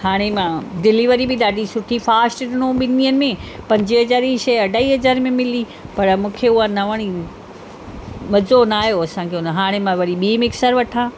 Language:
Sindhi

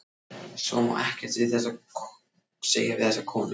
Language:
Icelandic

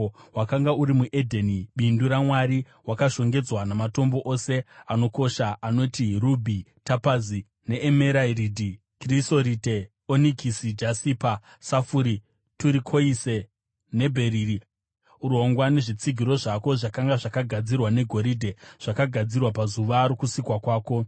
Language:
Shona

